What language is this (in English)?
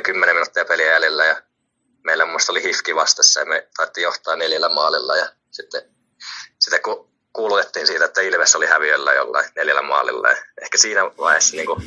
Finnish